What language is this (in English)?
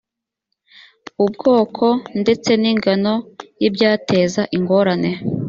Kinyarwanda